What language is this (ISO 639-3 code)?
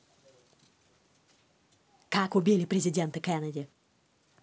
rus